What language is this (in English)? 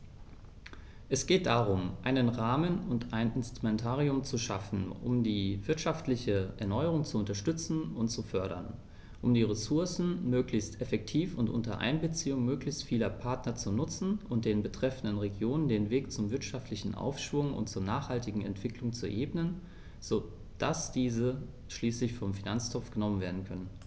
German